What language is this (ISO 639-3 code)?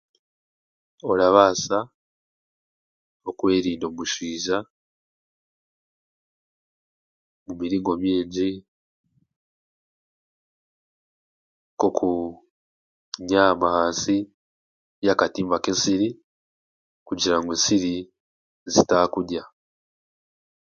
cgg